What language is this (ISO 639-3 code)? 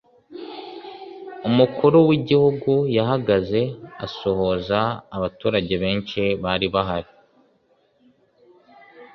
kin